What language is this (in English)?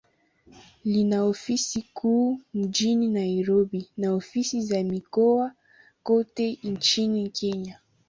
Swahili